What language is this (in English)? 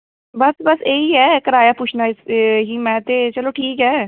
Dogri